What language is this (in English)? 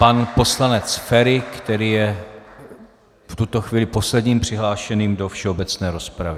Czech